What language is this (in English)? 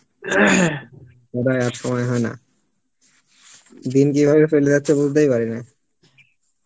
Bangla